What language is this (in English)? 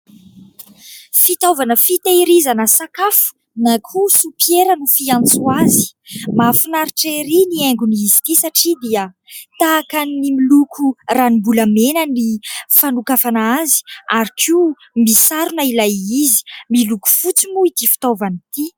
Malagasy